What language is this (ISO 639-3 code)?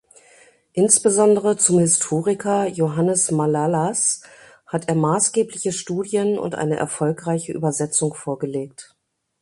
deu